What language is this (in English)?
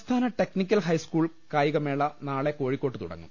Malayalam